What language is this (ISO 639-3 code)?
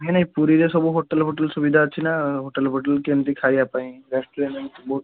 ori